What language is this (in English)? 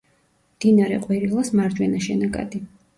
Georgian